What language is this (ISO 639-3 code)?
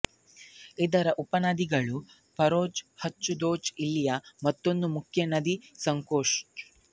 kan